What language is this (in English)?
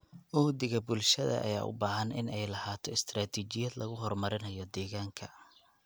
Somali